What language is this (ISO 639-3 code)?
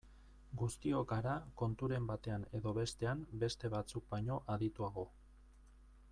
eus